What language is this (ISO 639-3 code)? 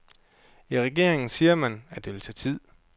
dan